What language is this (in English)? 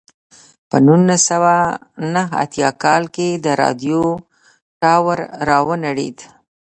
Pashto